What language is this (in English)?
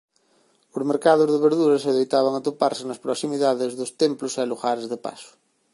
Galician